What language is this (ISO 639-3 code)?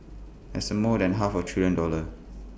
eng